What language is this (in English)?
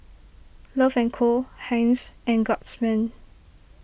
English